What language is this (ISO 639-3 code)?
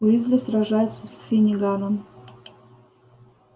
rus